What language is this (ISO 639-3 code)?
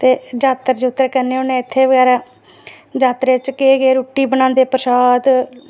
doi